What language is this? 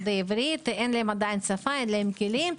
Hebrew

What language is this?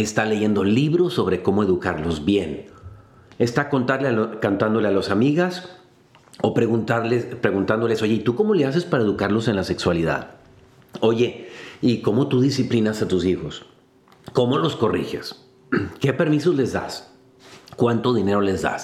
Spanish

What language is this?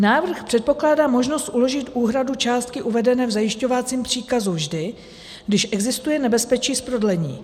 Czech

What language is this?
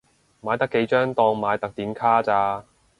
Cantonese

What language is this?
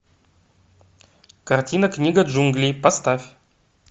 Russian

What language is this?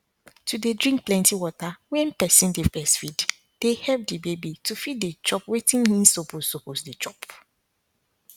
Nigerian Pidgin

